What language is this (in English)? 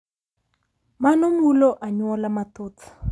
Luo (Kenya and Tanzania)